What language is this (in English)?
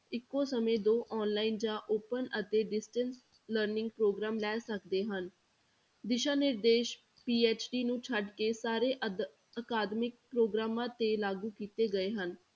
Punjabi